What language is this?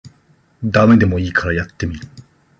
Japanese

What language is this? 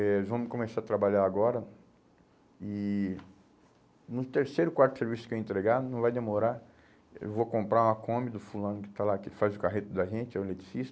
Portuguese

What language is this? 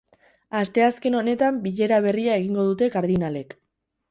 Basque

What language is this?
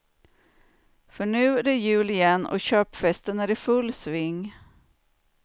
Swedish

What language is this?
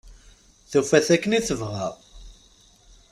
Kabyle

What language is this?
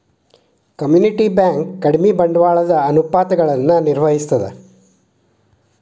Kannada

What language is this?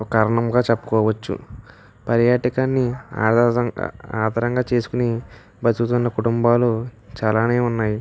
Telugu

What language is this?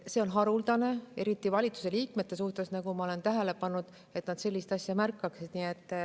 Estonian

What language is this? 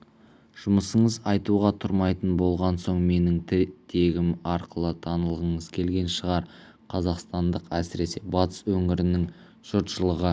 Kazakh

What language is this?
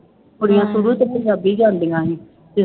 Punjabi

